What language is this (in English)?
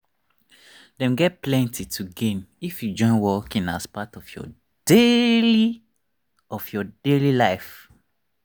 Nigerian Pidgin